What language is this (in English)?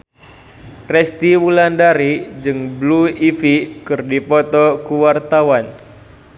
Sundanese